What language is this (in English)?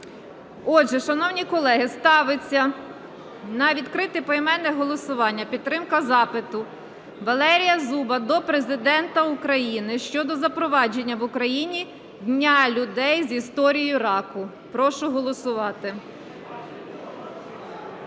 Ukrainian